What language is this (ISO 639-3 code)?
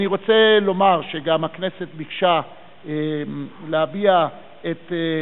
heb